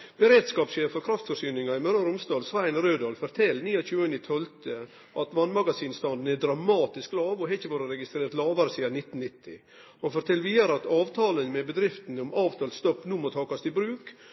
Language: Norwegian Nynorsk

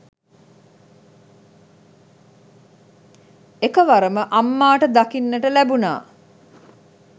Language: Sinhala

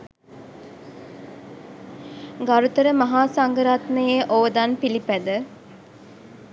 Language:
Sinhala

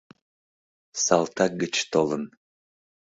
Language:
Mari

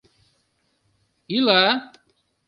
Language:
Mari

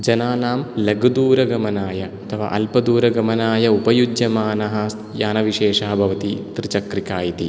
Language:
Sanskrit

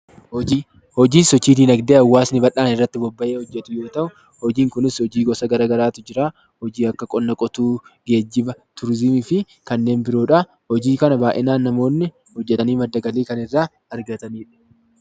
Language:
Oromo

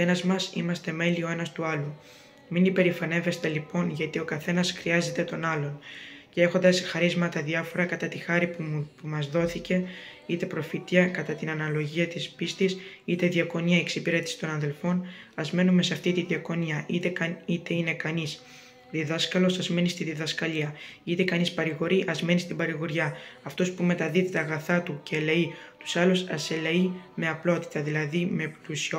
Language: Greek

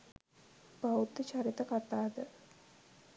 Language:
Sinhala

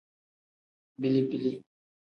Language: Tem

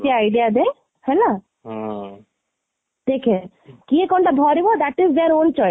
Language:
Odia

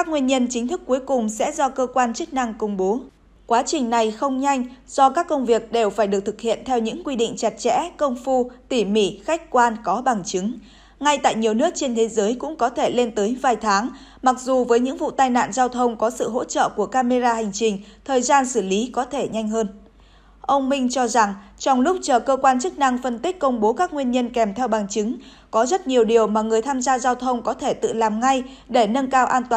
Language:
Vietnamese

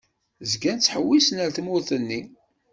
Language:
Kabyle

